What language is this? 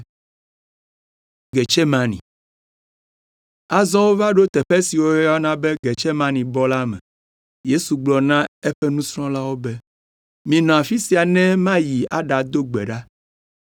Ewe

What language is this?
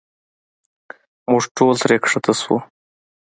Pashto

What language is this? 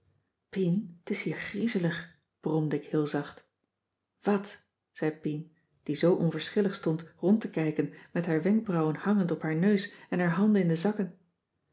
Dutch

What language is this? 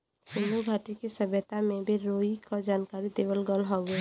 Bhojpuri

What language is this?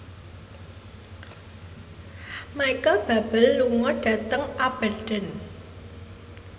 Javanese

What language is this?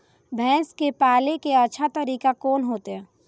Maithili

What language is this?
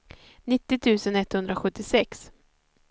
Swedish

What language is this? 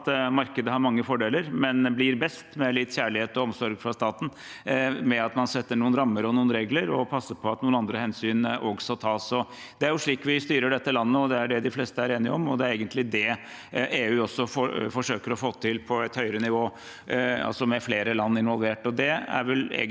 Norwegian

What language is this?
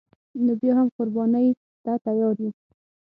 Pashto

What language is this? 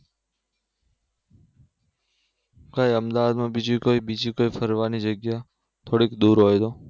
Gujarati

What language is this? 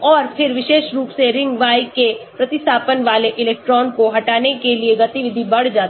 Hindi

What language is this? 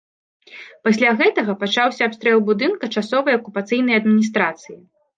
Belarusian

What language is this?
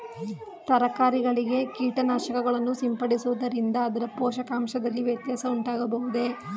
Kannada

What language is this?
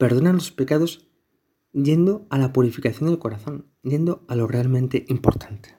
Spanish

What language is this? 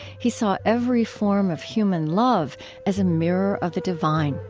English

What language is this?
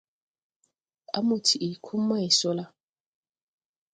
Tupuri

